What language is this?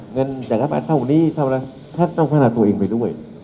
Thai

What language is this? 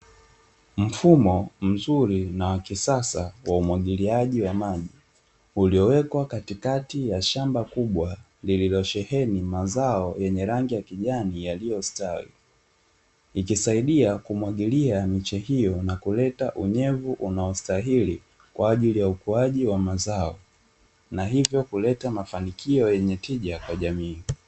Swahili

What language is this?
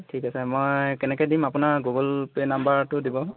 Assamese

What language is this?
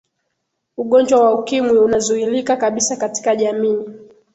Swahili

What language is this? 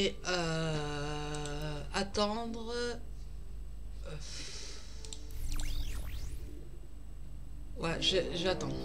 French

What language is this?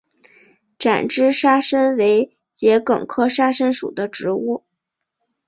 Chinese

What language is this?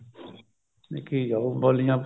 Punjabi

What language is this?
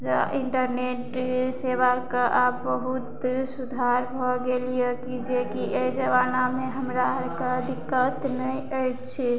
Maithili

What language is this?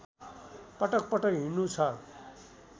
Nepali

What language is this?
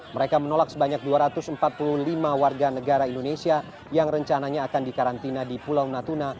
Indonesian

